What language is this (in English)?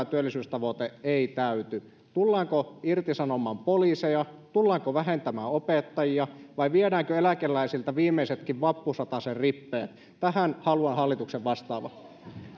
Finnish